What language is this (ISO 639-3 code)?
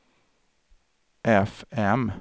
swe